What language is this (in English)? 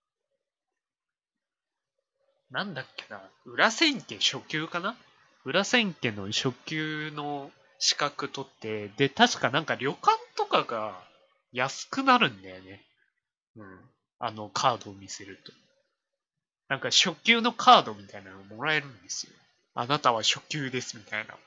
Japanese